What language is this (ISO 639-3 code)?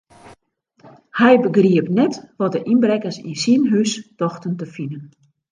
fry